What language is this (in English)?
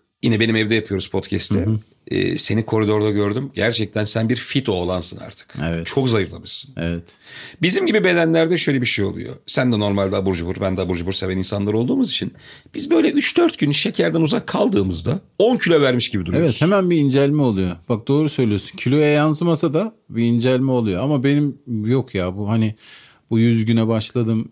Turkish